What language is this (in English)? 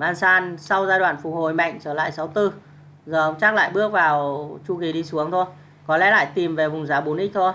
Vietnamese